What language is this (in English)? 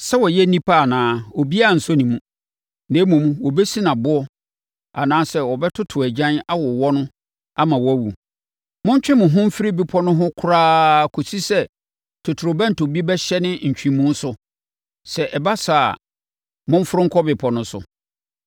Akan